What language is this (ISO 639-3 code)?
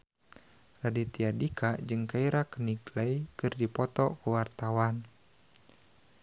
sun